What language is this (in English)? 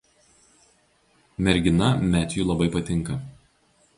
Lithuanian